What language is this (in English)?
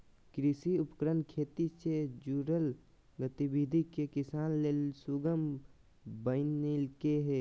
Magahi